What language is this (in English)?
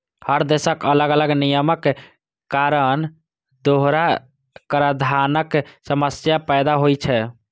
Maithili